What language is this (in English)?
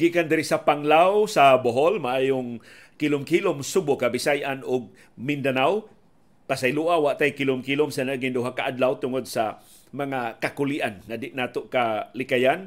Filipino